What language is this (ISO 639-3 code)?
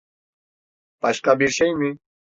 tur